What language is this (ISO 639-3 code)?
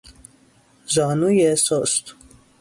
fas